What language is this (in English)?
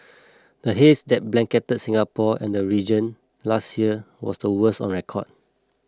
English